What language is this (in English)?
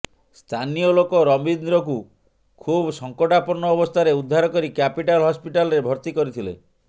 Odia